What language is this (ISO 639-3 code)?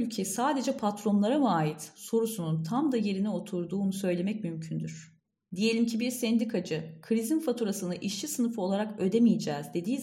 tur